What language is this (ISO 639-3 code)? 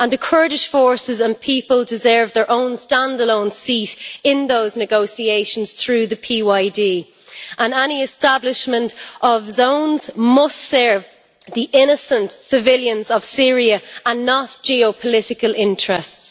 eng